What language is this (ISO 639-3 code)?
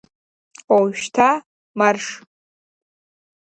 abk